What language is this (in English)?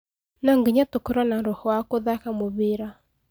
Kikuyu